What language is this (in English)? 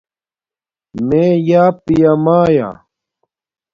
Domaaki